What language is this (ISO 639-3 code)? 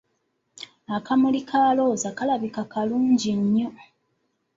lug